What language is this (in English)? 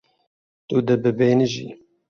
Kurdish